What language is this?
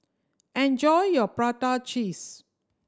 English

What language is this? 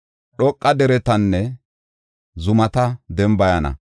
Gofa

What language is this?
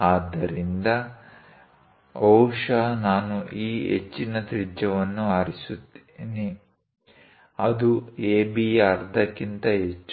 Kannada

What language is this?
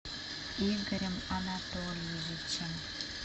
Russian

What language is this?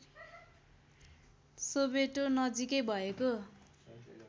Nepali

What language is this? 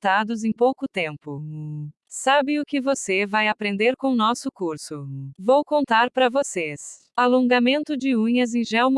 Portuguese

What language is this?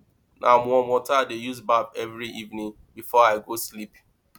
Nigerian Pidgin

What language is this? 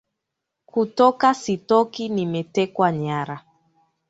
Swahili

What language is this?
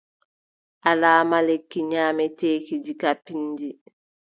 Adamawa Fulfulde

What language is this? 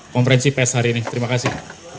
Indonesian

